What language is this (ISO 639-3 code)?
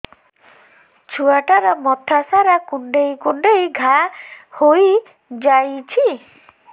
ori